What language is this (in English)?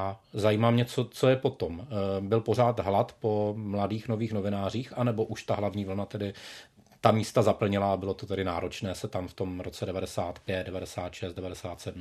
Czech